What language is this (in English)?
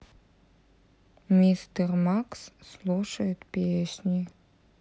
Russian